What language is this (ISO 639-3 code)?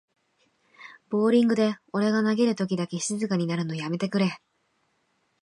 jpn